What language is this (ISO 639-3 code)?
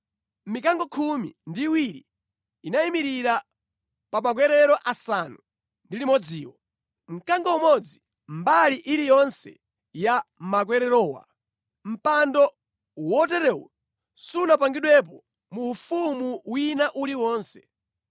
nya